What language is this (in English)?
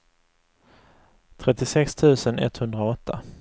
Swedish